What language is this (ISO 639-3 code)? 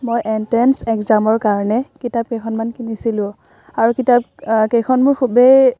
asm